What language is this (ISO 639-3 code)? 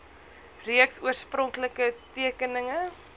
afr